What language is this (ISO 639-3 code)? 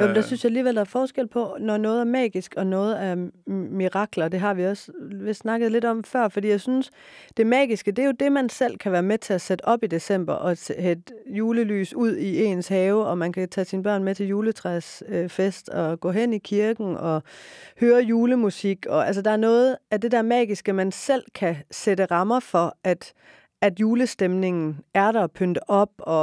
dan